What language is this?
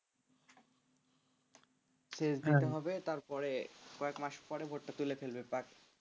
Bangla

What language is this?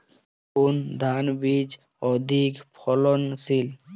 Bangla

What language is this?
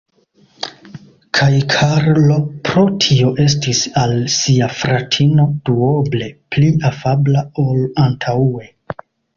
Esperanto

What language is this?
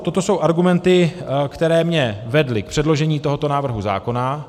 Czech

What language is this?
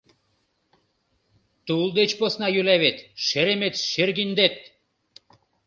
Mari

